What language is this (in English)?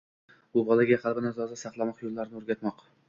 Uzbek